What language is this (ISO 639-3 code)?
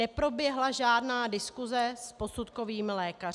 ces